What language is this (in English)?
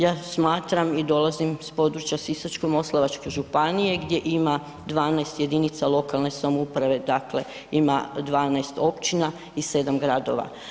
Croatian